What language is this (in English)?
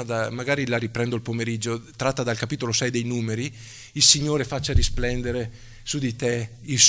Italian